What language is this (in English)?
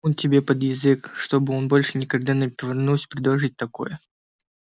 Russian